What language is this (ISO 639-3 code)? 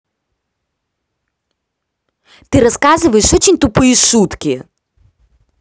rus